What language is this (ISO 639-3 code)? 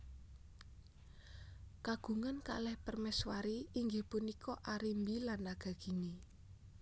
jav